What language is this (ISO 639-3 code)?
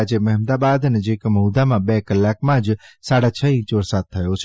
guj